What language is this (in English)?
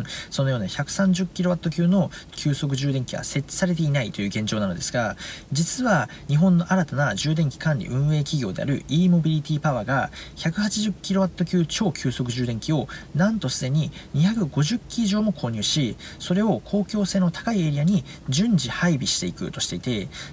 Japanese